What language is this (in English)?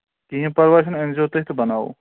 Kashmiri